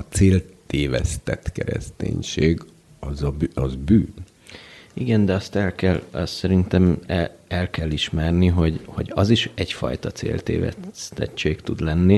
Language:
Hungarian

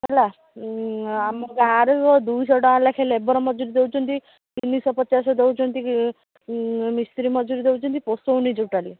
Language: Odia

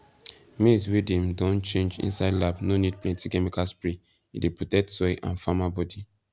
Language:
Nigerian Pidgin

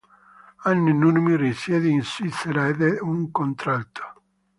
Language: Italian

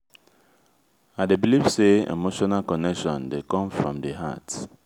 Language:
Nigerian Pidgin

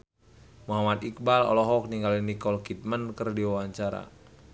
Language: Sundanese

